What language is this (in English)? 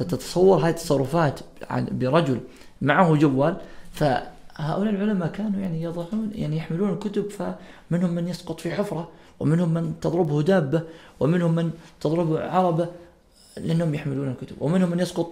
Arabic